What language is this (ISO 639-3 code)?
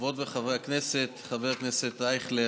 heb